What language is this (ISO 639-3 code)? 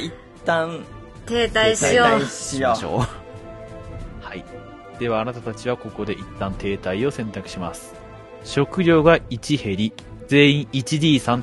jpn